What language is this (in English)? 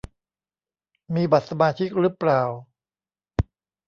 Thai